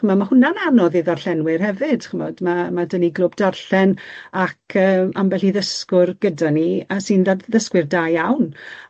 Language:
Welsh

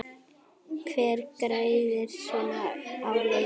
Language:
Icelandic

